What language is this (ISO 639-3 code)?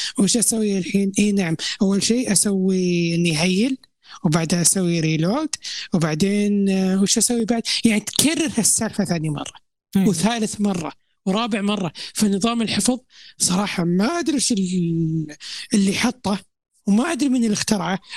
ara